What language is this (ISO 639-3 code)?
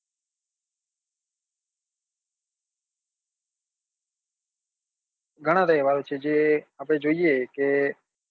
guj